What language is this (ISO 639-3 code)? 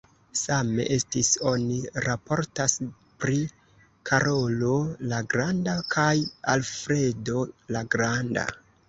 epo